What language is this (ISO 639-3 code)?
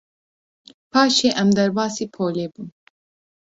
kur